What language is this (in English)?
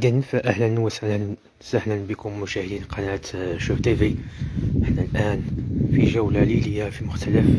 Arabic